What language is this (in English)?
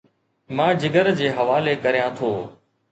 Sindhi